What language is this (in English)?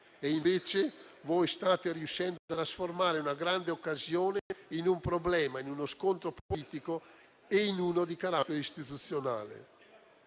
Italian